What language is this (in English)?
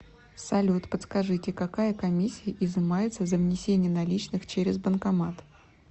Russian